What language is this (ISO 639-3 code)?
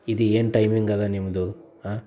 kan